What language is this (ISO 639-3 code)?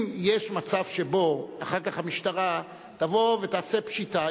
heb